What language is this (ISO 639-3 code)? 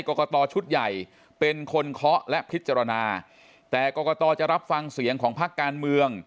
tha